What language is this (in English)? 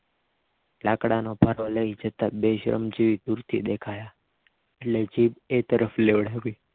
Gujarati